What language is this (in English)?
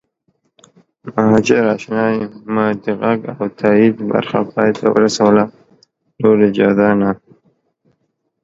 Pashto